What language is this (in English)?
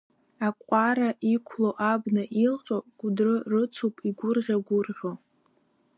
Abkhazian